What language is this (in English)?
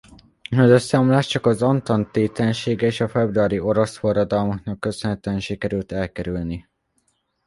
Hungarian